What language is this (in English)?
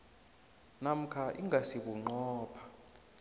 South Ndebele